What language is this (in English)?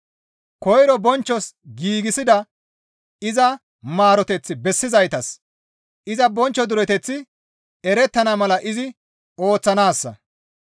Gamo